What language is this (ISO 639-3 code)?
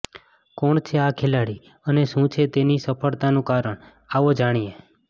guj